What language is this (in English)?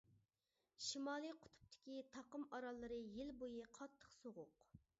Uyghur